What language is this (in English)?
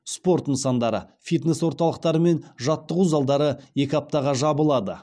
Kazakh